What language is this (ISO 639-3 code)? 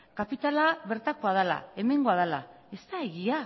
eus